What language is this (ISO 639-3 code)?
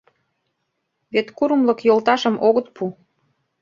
chm